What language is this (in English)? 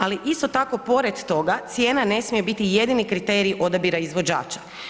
Croatian